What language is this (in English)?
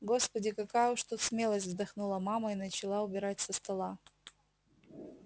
Russian